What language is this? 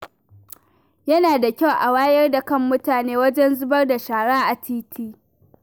Hausa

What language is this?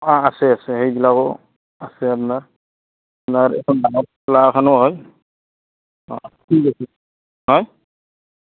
Assamese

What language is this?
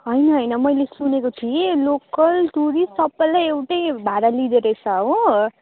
Nepali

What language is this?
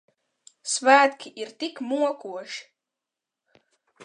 Latvian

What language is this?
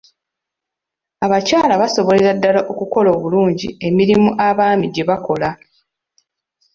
Ganda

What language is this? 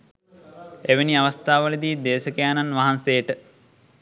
Sinhala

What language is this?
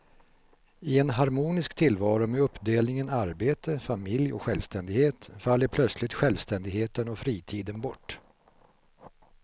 Swedish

